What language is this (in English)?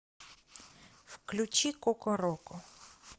Russian